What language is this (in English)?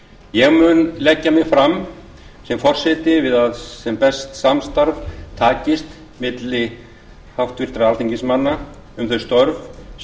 Icelandic